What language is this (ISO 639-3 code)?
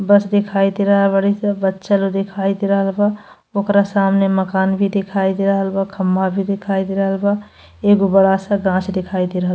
bho